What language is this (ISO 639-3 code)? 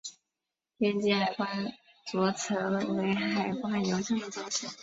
zho